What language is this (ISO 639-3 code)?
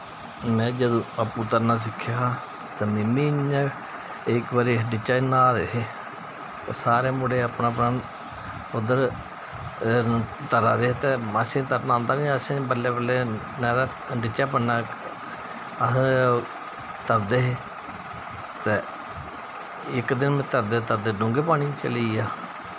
doi